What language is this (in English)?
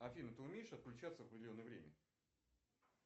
Russian